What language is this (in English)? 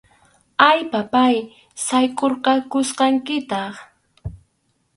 Arequipa-La Unión Quechua